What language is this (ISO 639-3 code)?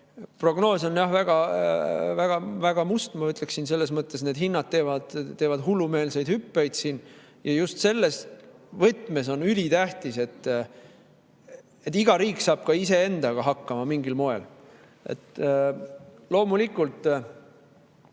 est